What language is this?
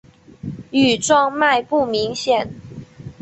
Chinese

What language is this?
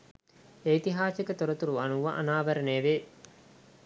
Sinhala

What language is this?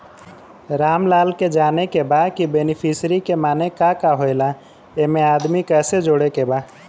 Bhojpuri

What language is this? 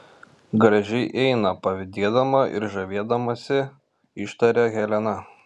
Lithuanian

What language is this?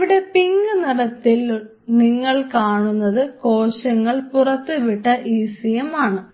Malayalam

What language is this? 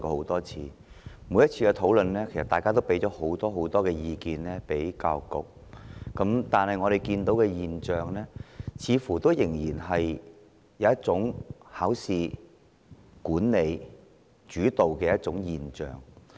Cantonese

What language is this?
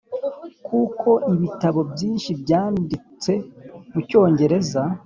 Kinyarwanda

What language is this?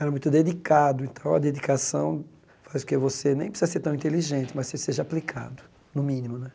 Portuguese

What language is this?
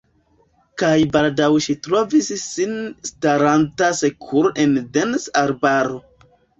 Esperanto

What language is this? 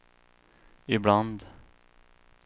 Swedish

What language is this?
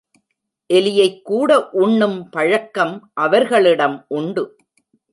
Tamil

